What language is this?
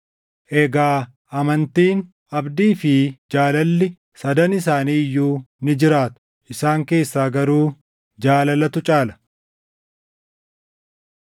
Oromo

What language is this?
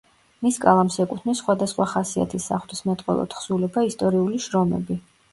Georgian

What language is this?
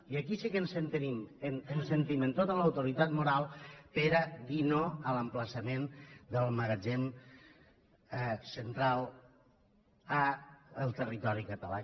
Catalan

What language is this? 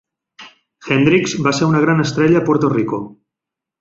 Catalan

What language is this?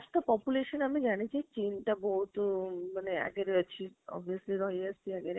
Odia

